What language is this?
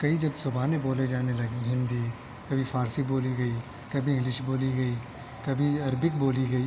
Urdu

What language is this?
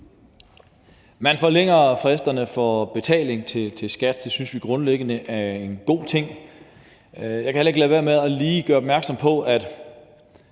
Danish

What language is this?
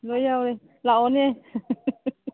Manipuri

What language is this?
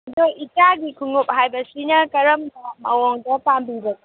Manipuri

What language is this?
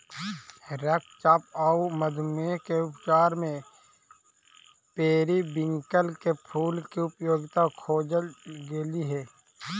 Magahi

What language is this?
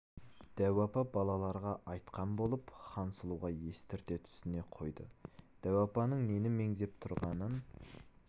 Kazakh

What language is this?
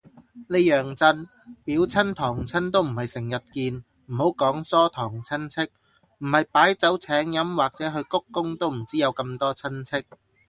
Cantonese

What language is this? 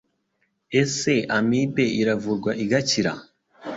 Kinyarwanda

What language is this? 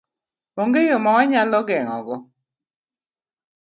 Luo (Kenya and Tanzania)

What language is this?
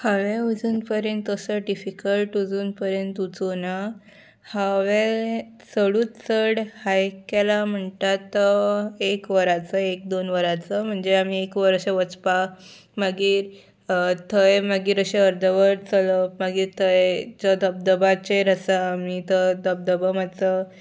Konkani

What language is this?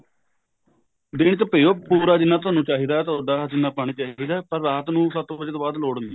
Punjabi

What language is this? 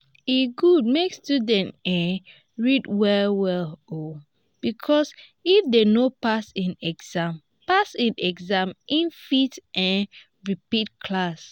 Nigerian Pidgin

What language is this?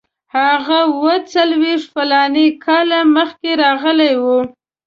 Pashto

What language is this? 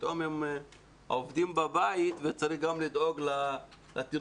Hebrew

